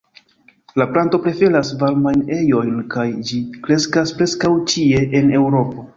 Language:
Esperanto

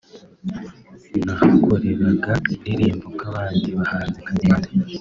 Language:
Kinyarwanda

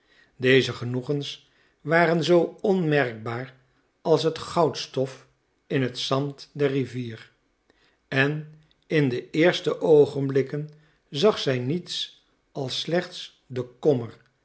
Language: Dutch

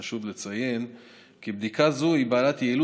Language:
Hebrew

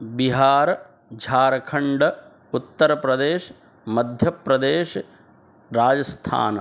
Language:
Sanskrit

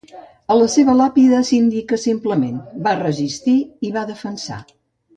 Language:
Catalan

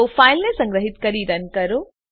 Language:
Gujarati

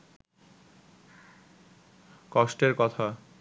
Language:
Bangla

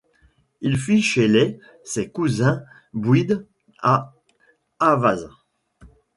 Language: French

